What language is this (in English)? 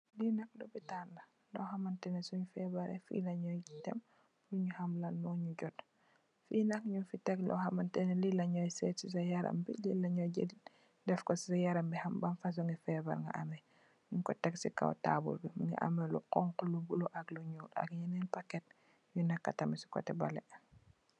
Wolof